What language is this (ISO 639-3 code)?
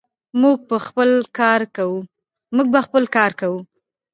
pus